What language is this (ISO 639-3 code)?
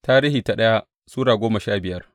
hau